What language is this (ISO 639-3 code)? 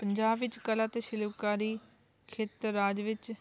pan